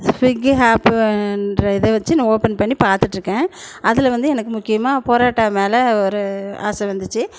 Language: Tamil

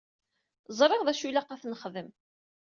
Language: Kabyle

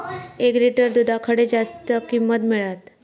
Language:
Marathi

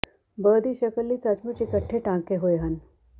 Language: Punjabi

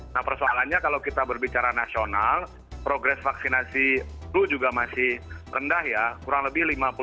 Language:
Indonesian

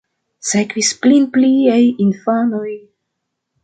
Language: Esperanto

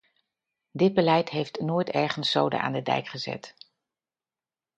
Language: Dutch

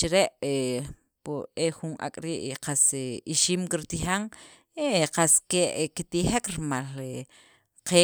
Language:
Sacapulteco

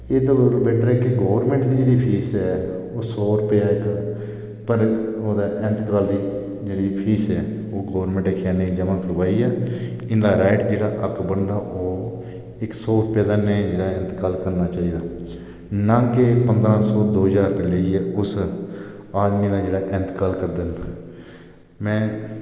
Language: Dogri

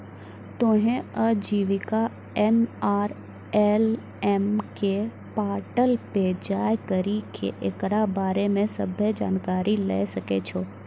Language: Maithili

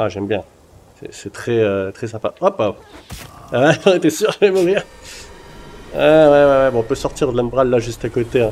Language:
French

